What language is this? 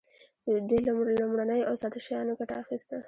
Pashto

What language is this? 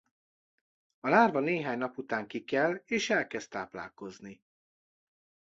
Hungarian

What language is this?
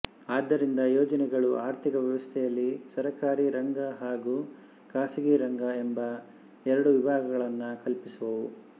Kannada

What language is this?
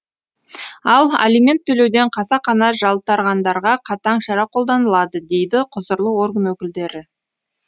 Kazakh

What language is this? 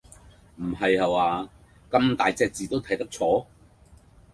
Cantonese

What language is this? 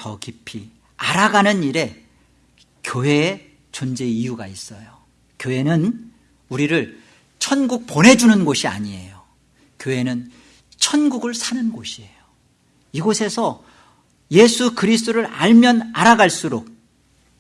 Korean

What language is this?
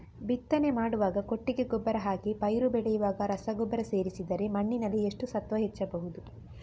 Kannada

